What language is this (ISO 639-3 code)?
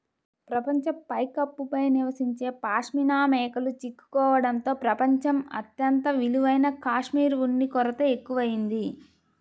tel